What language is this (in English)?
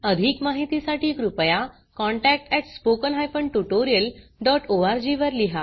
Marathi